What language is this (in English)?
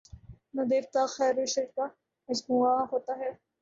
Urdu